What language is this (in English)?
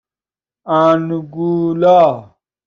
Persian